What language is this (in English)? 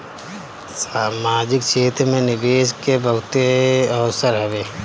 Bhojpuri